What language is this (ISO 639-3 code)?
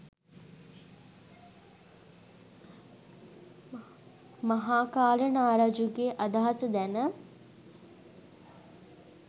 sin